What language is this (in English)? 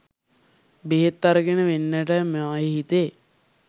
Sinhala